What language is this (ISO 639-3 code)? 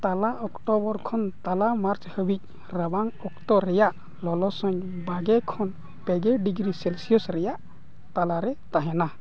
sat